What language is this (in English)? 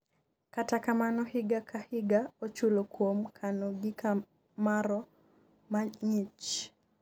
Luo (Kenya and Tanzania)